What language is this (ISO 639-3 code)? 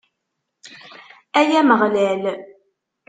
kab